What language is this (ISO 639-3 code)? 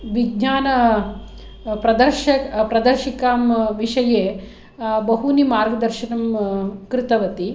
san